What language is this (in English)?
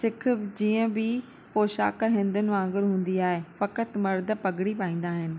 Sindhi